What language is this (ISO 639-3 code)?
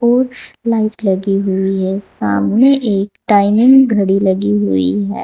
hin